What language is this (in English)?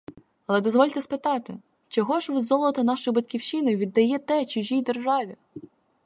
Ukrainian